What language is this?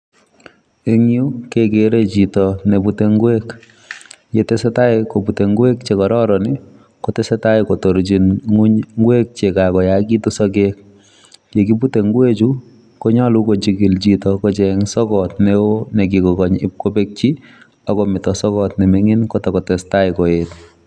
Kalenjin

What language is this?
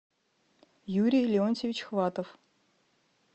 Russian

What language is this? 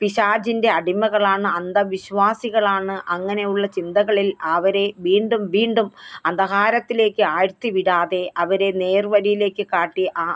Malayalam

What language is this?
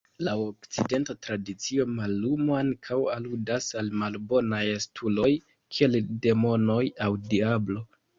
Esperanto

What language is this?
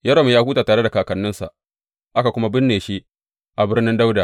Hausa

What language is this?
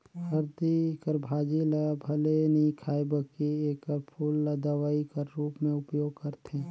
Chhattisgarhi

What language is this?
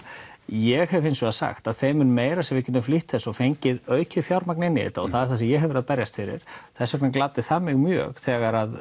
Icelandic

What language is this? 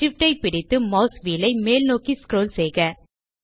Tamil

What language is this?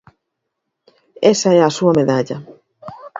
Galician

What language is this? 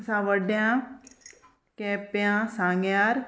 Konkani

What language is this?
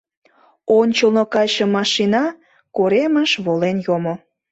Mari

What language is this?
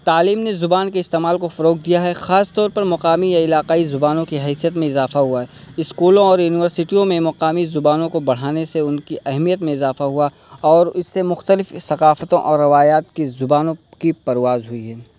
Urdu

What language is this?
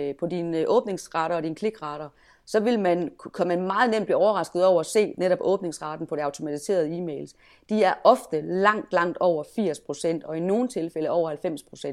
Danish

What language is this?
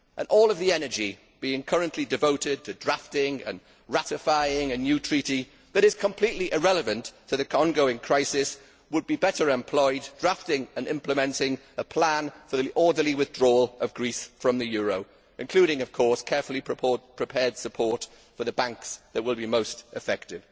English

